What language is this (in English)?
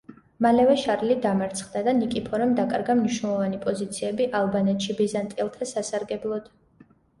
Georgian